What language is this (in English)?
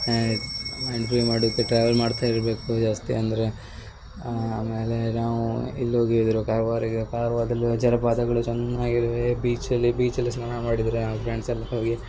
Kannada